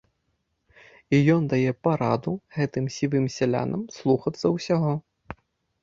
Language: Belarusian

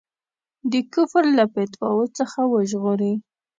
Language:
Pashto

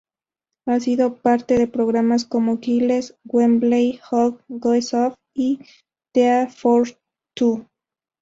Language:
Spanish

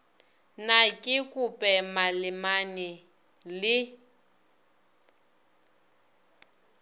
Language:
Northern Sotho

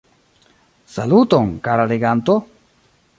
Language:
Esperanto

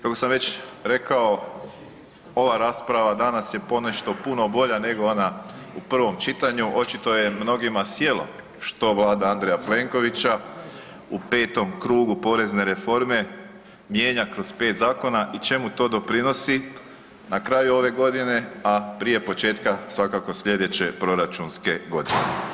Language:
Croatian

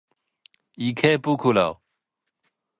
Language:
Japanese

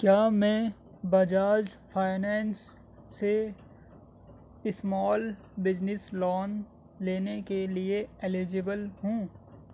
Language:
Urdu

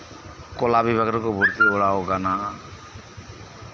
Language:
Santali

